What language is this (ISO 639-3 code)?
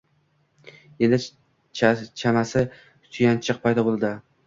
uzb